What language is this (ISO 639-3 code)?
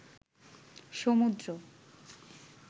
ben